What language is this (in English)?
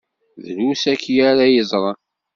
Kabyle